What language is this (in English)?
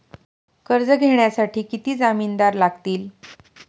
Marathi